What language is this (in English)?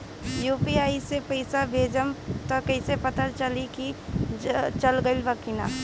Bhojpuri